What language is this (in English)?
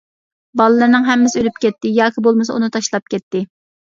Uyghur